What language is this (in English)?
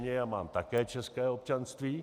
Czech